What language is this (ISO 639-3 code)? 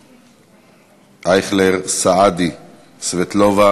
heb